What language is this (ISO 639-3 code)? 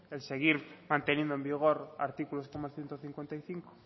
spa